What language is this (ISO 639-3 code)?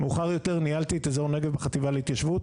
heb